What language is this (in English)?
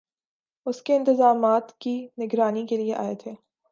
Urdu